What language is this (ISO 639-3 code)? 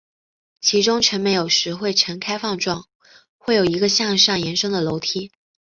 zho